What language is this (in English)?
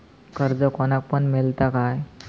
Marathi